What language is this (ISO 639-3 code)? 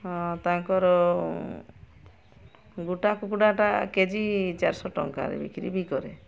ori